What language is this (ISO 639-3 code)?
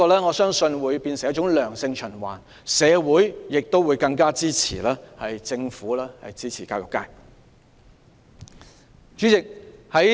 yue